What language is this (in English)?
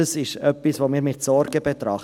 Swiss German